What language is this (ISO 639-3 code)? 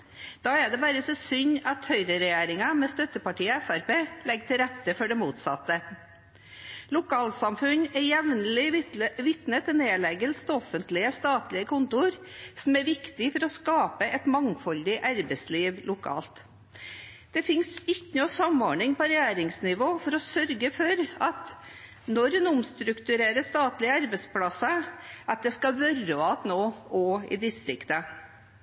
nob